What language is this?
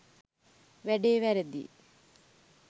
Sinhala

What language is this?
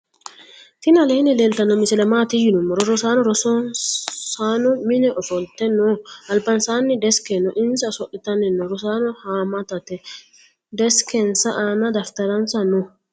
Sidamo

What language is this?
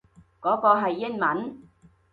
Cantonese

